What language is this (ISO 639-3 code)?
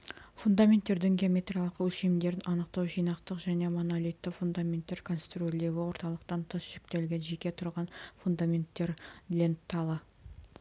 kaz